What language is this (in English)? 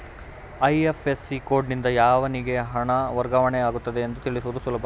Kannada